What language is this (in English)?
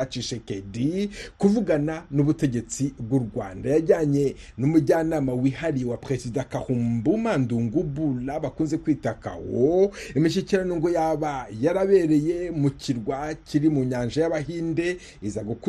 Swahili